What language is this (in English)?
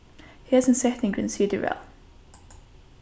Faroese